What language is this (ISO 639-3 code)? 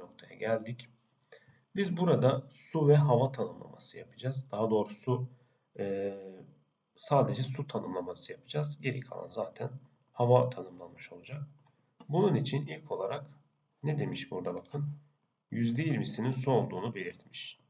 tur